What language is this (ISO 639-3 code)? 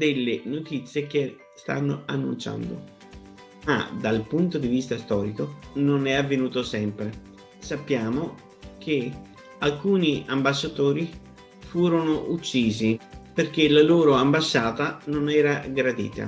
ita